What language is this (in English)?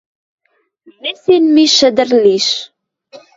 Western Mari